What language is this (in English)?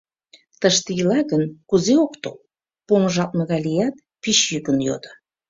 Mari